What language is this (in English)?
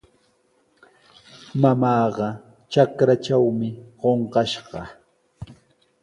Sihuas Ancash Quechua